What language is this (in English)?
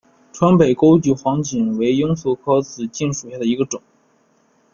Chinese